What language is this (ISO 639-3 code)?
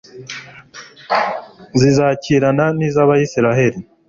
kin